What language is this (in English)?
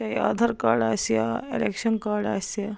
Kashmiri